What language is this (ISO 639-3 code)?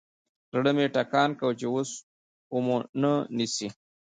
pus